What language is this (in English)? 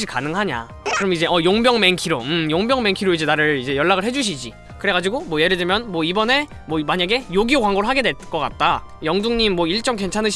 Korean